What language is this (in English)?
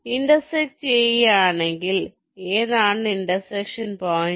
Malayalam